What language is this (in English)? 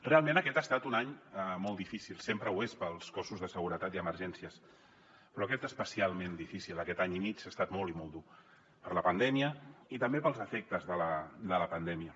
Catalan